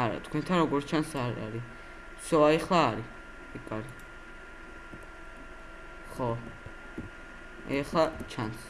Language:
Georgian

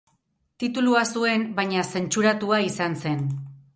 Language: Basque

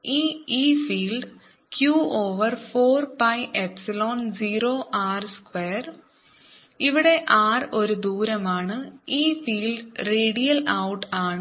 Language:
Malayalam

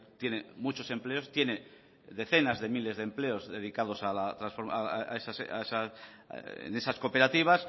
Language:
Spanish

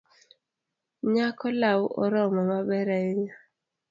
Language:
Luo (Kenya and Tanzania)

